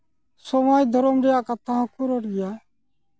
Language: Santali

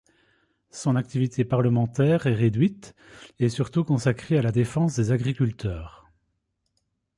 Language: French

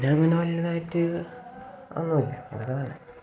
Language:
Malayalam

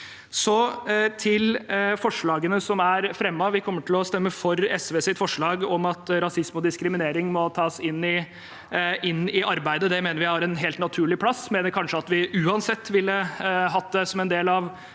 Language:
Norwegian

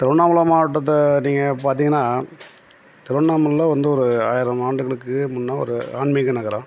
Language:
Tamil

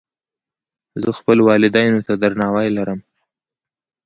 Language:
Pashto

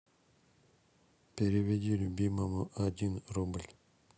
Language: Russian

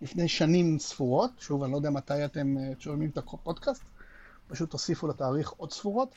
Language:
Hebrew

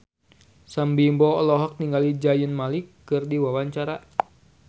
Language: Sundanese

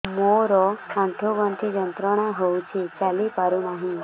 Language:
Odia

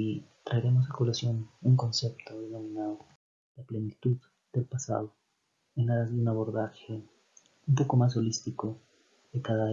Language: Spanish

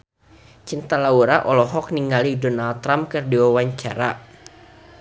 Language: Sundanese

